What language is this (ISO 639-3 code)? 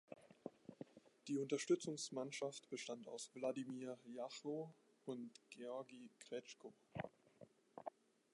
deu